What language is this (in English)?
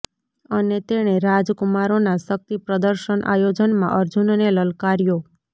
Gujarati